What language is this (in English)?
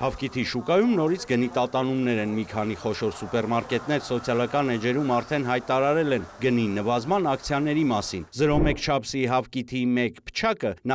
Romanian